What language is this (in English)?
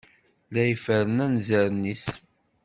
Kabyle